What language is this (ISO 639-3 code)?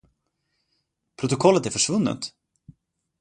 swe